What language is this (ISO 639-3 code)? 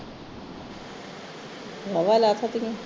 pan